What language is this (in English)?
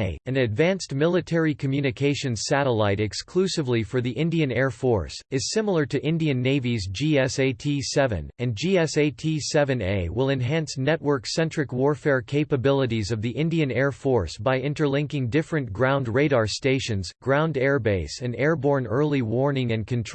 English